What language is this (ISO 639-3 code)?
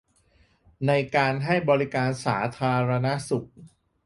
tha